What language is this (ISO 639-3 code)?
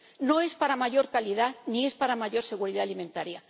spa